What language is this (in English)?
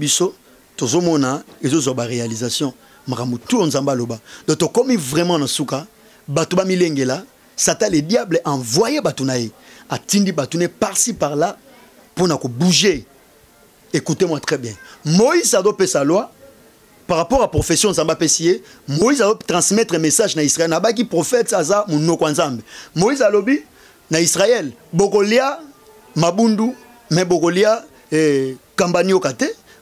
French